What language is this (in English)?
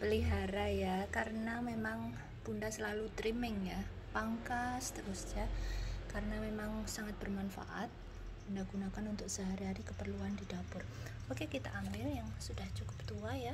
Indonesian